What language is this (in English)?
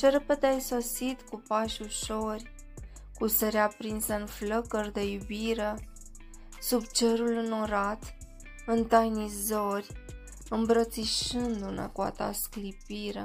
Romanian